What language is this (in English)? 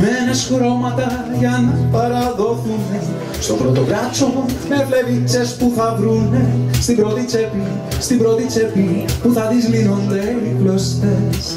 Greek